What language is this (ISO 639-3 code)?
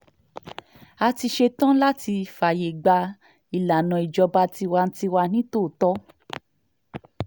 yor